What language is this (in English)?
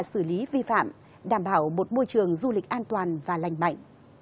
Vietnamese